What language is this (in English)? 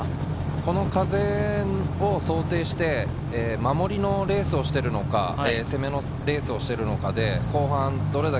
Japanese